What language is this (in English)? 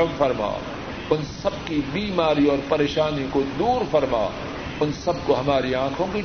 Urdu